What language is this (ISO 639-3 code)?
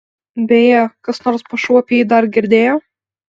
lit